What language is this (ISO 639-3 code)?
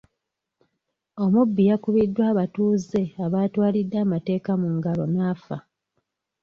lug